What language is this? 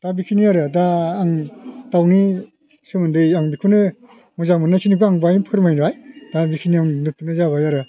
Bodo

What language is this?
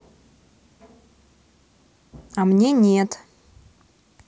Russian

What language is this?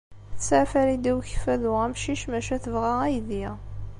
Kabyle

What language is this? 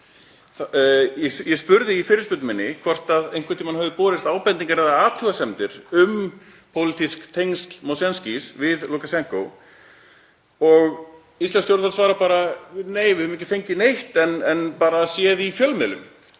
Icelandic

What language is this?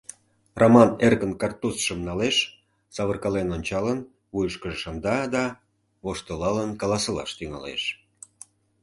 Mari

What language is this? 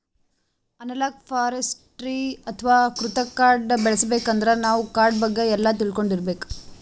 Kannada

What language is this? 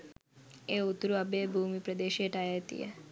Sinhala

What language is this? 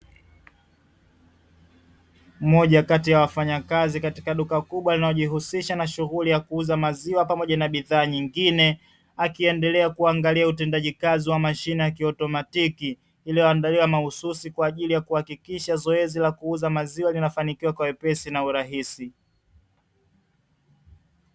Swahili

